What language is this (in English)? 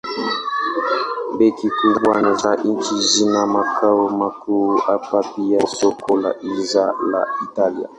Swahili